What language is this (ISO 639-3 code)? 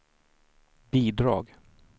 swe